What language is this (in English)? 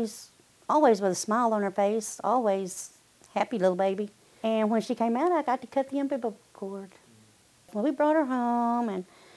English